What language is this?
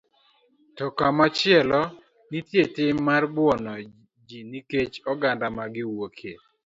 Luo (Kenya and Tanzania)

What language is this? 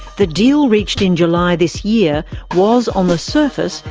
English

